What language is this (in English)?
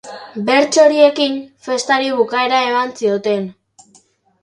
Basque